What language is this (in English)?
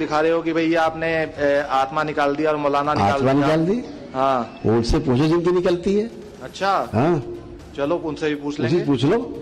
Hindi